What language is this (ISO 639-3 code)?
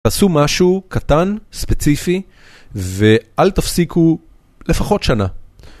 heb